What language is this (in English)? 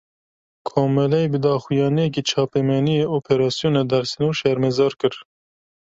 Kurdish